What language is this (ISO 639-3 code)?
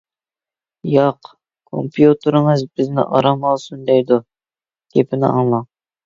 uig